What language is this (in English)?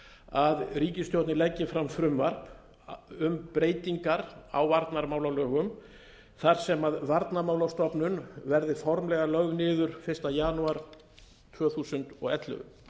Icelandic